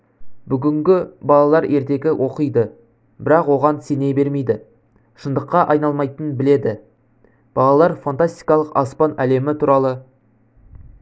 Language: Kazakh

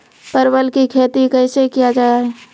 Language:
Maithili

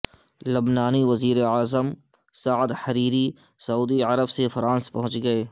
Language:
Urdu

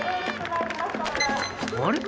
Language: Japanese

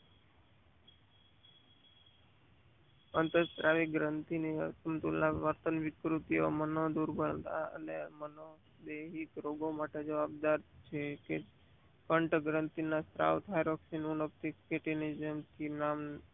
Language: Gujarati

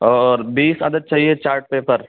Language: Urdu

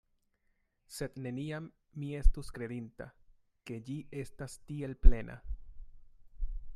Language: Esperanto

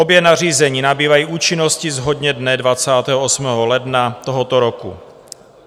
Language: Czech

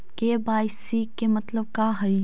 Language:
Magahi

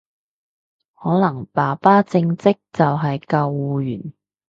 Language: Cantonese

